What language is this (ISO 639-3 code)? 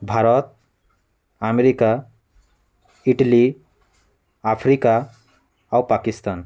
ori